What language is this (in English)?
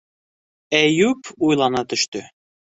Bashkir